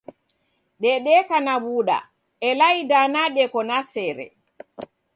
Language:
Taita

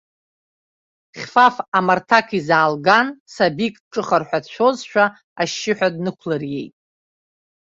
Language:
Abkhazian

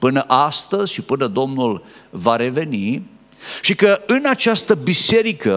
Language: Romanian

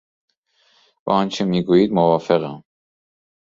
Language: Persian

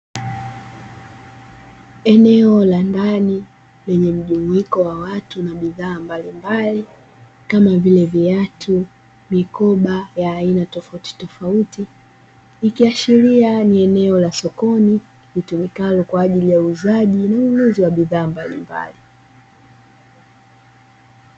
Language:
Swahili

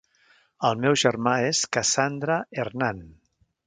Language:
Catalan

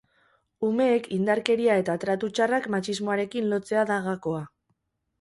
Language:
Basque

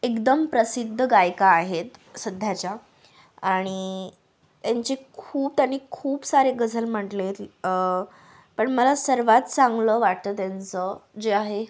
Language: Marathi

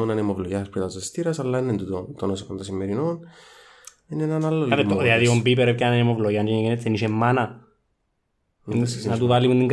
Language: Greek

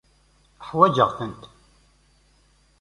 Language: Kabyle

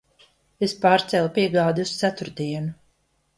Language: Latvian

